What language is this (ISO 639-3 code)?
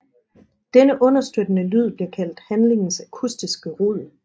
dan